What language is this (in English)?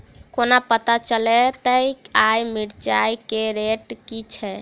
Maithili